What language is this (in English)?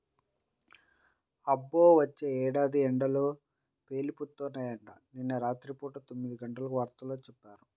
Telugu